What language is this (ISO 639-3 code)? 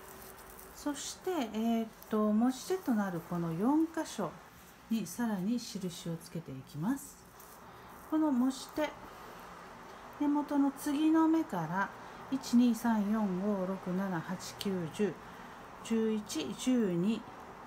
jpn